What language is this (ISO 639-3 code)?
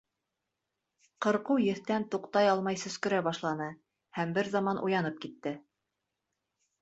bak